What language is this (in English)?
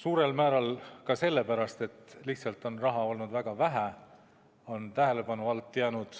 Estonian